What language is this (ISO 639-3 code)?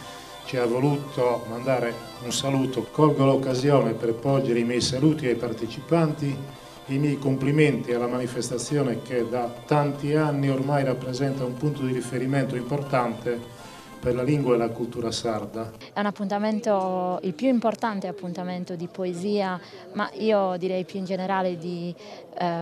ita